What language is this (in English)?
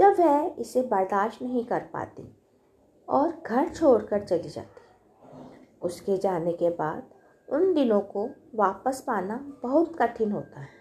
Hindi